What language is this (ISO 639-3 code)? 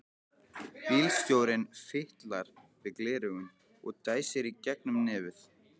isl